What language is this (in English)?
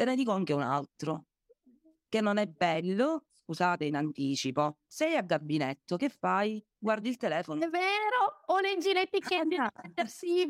Italian